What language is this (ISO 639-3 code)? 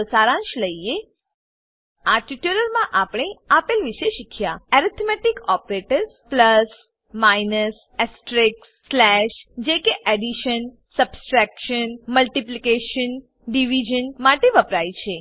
guj